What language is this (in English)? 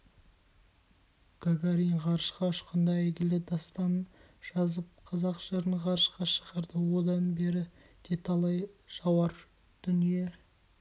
Kazakh